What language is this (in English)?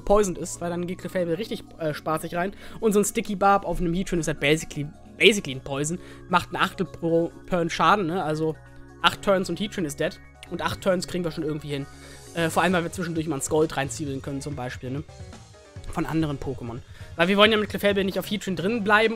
German